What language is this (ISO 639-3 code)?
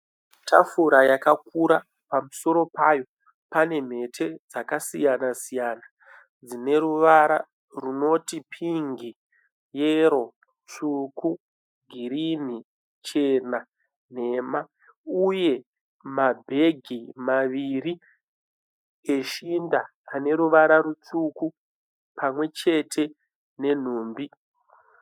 sna